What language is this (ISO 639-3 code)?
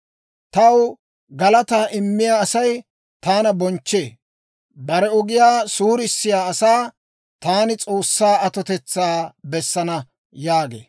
dwr